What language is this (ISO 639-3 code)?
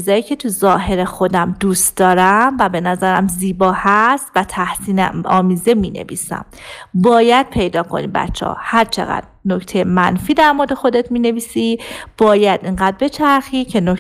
fas